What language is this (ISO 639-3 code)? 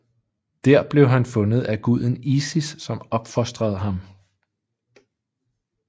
dan